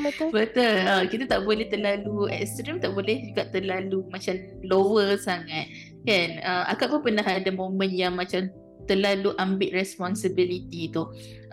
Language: Malay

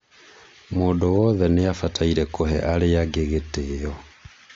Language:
Kikuyu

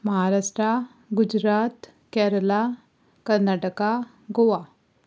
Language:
Konkani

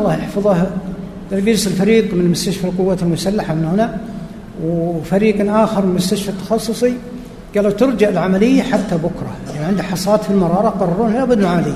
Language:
Arabic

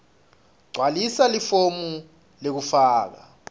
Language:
Swati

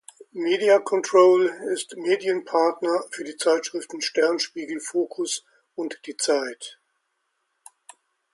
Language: German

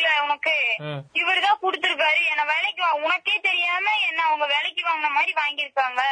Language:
Tamil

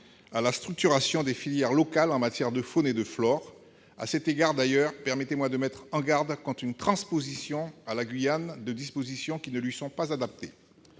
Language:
French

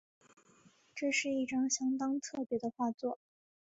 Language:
Chinese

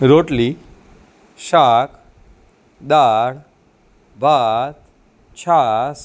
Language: Gujarati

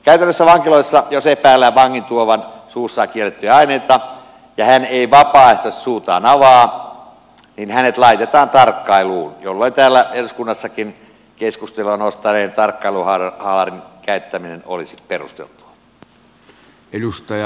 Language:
Finnish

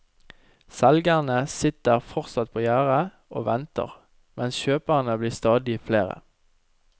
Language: Norwegian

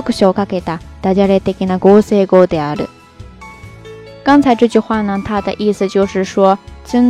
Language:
Chinese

